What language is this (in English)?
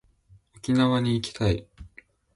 Japanese